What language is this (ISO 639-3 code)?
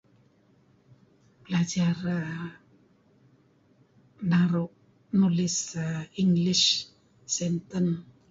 kzi